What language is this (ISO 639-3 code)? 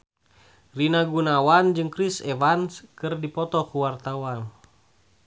sun